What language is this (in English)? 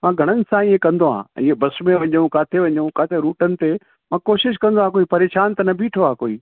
Sindhi